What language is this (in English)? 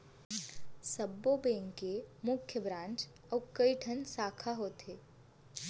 Chhattisgarhi